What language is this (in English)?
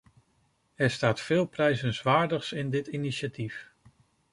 Dutch